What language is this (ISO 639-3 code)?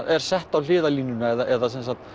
isl